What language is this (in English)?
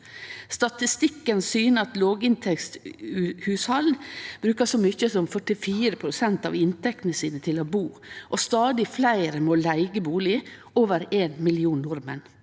Norwegian